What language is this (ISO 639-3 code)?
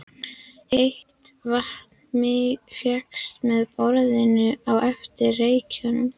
isl